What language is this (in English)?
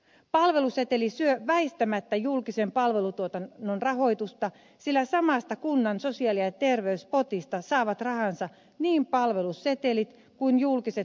Finnish